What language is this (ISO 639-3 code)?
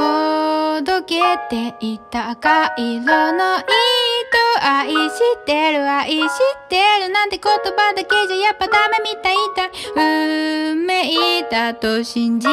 kor